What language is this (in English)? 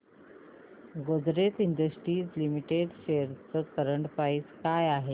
Marathi